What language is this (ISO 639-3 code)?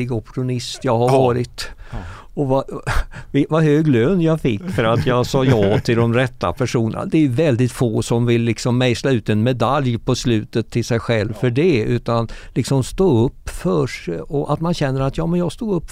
swe